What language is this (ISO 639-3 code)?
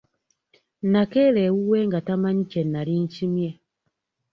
lug